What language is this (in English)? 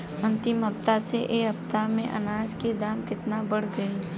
Bhojpuri